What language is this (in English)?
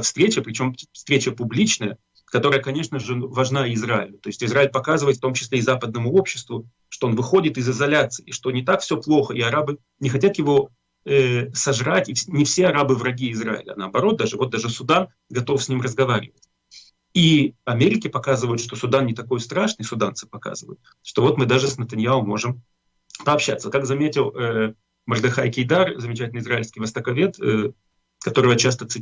Russian